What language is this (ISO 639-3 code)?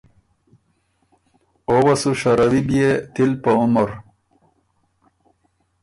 oru